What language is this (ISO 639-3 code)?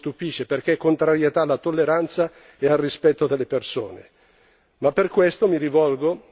ita